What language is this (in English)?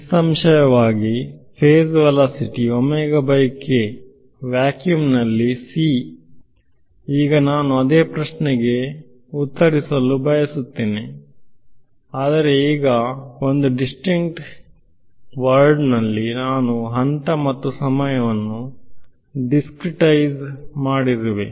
Kannada